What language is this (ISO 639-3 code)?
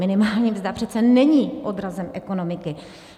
ces